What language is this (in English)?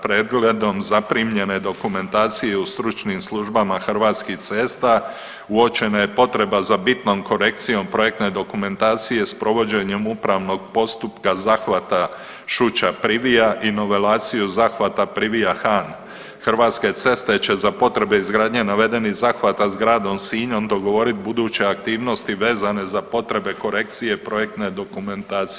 Croatian